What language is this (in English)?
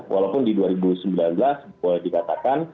Indonesian